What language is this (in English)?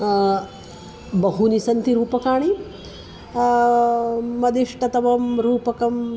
Sanskrit